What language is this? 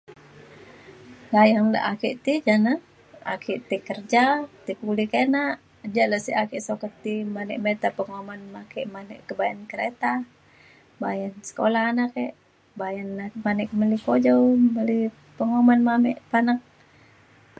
Mainstream Kenyah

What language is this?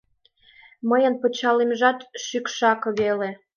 Mari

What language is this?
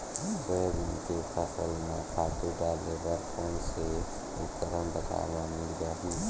Chhattisgarhi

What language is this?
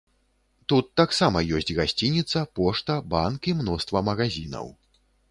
Belarusian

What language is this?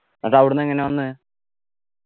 Malayalam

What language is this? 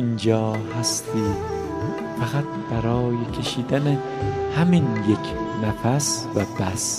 Persian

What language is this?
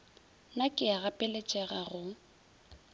Northern Sotho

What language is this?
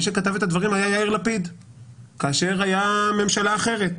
Hebrew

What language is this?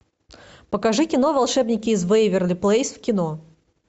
Russian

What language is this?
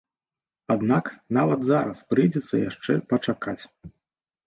Belarusian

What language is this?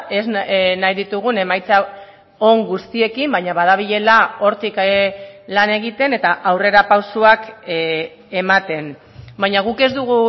Basque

